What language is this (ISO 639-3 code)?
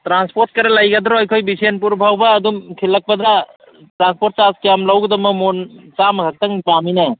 mni